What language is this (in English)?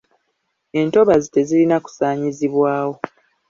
Ganda